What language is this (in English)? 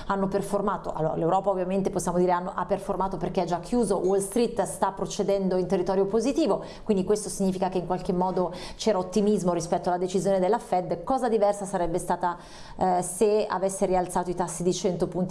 Italian